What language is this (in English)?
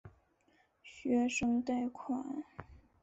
Chinese